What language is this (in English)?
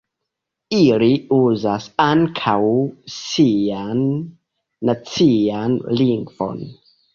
Esperanto